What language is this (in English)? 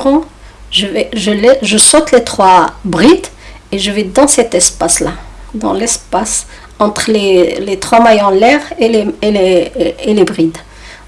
French